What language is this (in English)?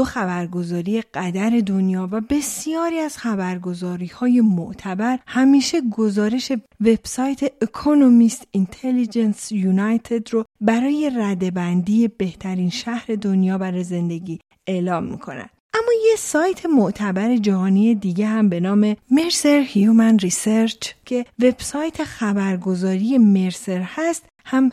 Persian